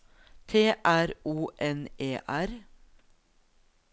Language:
Norwegian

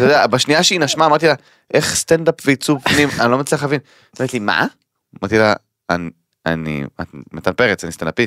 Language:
Hebrew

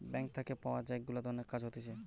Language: Bangla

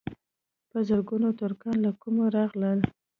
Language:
Pashto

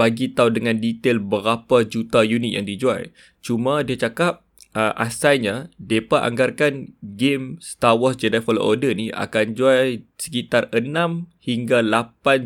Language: Malay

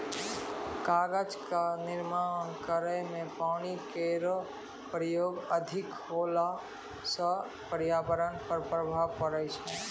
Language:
Maithili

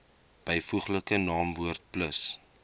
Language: Afrikaans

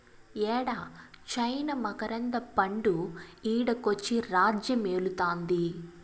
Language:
Telugu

